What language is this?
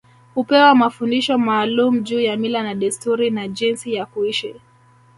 Swahili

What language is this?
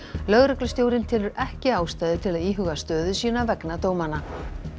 Icelandic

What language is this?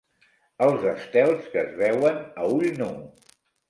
Catalan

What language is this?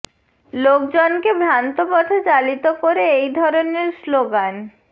Bangla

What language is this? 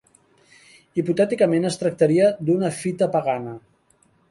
Catalan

